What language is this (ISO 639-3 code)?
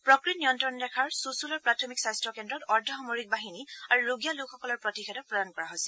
asm